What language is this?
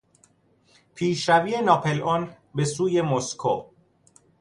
Persian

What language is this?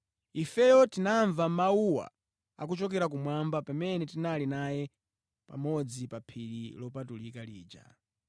Nyanja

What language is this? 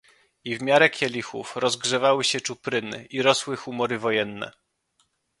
Polish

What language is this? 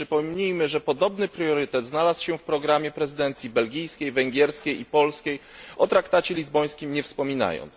Polish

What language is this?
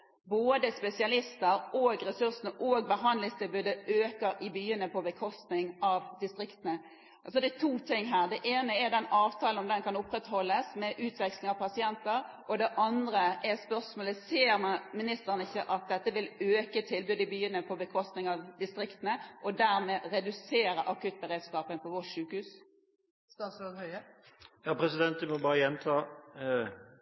Norwegian Bokmål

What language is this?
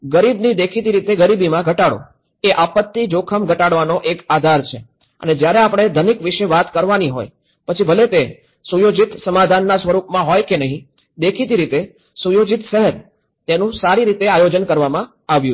Gujarati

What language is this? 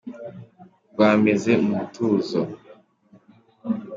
Kinyarwanda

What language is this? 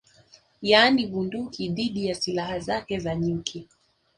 Swahili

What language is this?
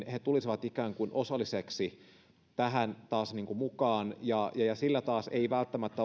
Finnish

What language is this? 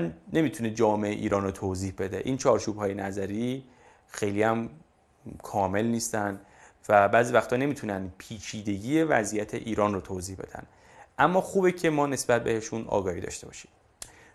Persian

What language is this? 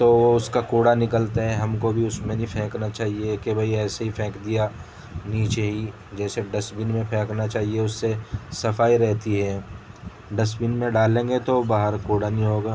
Urdu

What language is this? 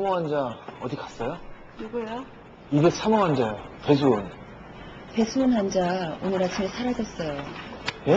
Korean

